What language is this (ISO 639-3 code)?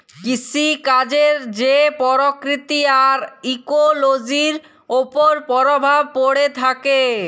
ben